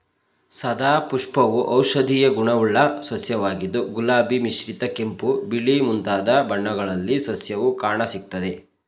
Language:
Kannada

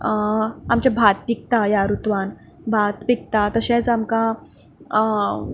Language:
Konkani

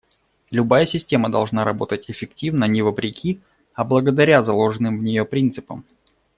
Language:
Russian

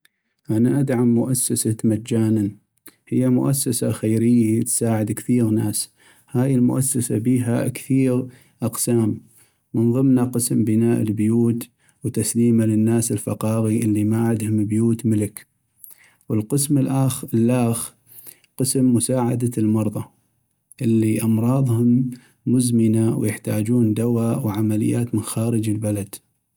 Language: North Mesopotamian Arabic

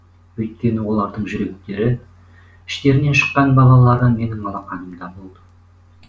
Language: Kazakh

